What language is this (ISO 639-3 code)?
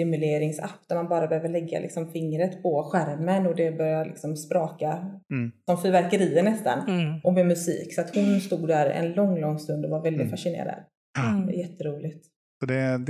swe